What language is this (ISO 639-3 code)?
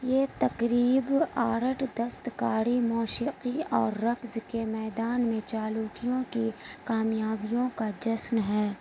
urd